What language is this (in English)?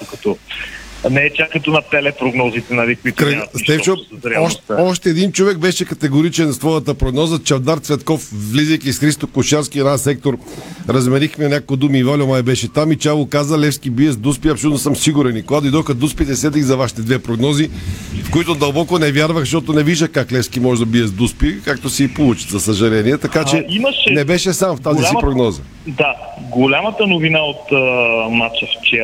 Bulgarian